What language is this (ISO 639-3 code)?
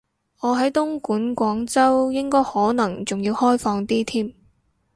yue